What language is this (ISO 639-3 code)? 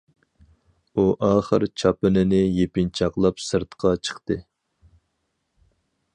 uig